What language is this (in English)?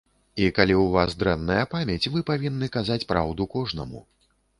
Belarusian